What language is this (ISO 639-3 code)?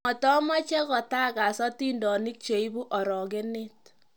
kln